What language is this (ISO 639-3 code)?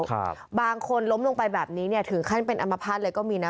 tha